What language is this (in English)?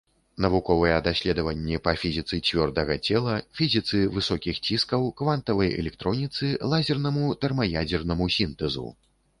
Belarusian